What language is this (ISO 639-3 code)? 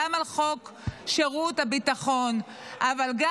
heb